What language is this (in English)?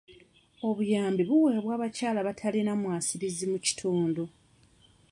Ganda